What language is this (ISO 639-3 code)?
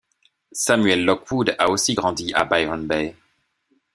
fra